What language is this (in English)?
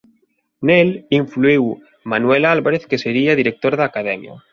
Galician